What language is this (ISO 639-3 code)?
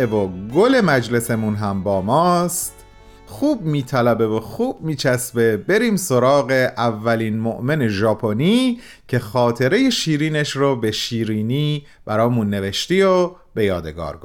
fas